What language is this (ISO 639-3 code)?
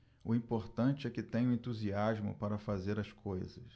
por